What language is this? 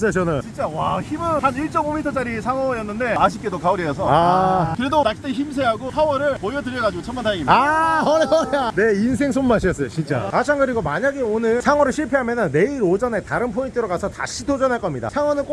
Korean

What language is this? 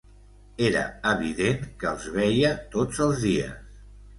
Catalan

